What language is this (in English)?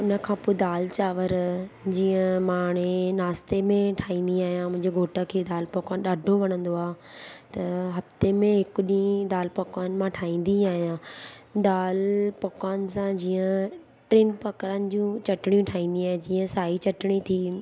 Sindhi